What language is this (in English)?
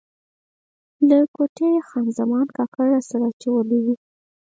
Pashto